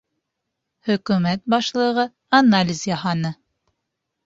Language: Bashkir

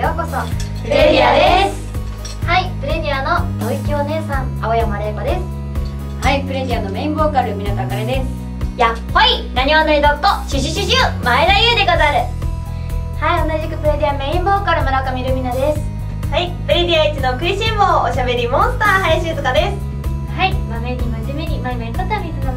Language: Japanese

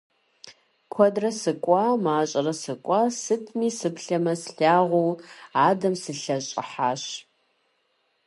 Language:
Kabardian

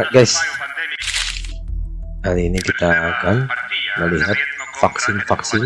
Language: Indonesian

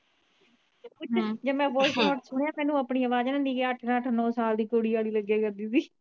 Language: Punjabi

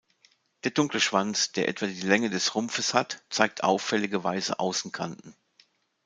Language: German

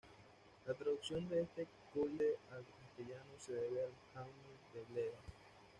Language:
Spanish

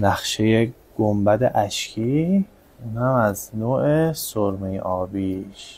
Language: Persian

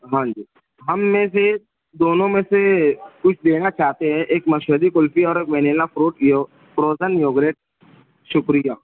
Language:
Urdu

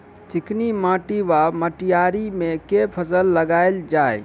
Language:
Maithili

